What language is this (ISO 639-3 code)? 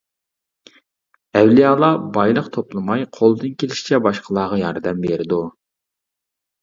uig